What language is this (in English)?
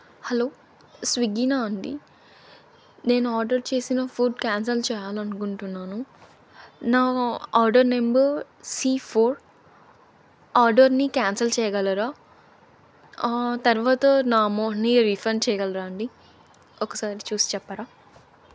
Telugu